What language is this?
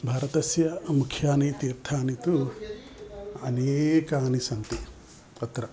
Sanskrit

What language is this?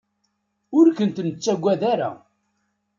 Kabyle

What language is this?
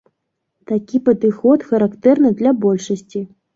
Belarusian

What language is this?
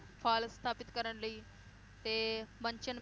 Punjabi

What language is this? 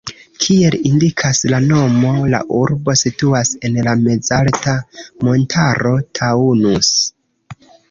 Esperanto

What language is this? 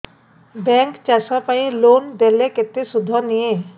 Odia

